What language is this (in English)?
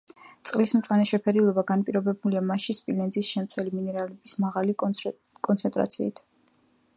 Georgian